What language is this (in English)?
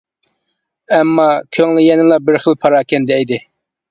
Uyghur